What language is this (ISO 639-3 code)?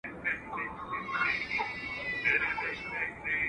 pus